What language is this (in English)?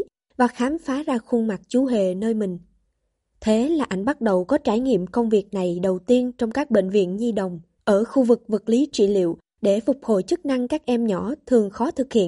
Vietnamese